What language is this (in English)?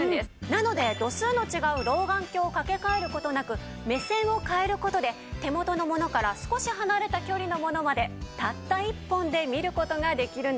Japanese